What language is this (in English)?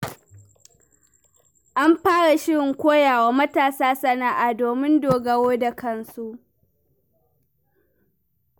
Hausa